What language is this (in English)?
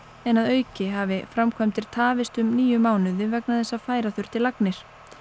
Icelandic